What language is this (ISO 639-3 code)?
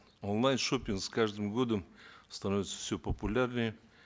kaz